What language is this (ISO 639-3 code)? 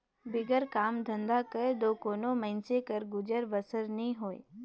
hne